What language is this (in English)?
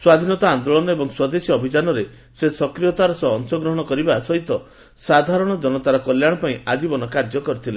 Odia